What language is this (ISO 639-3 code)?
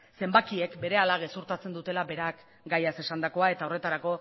eus